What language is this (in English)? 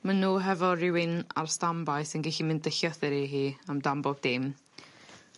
Welsh